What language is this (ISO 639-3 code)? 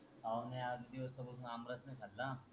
mar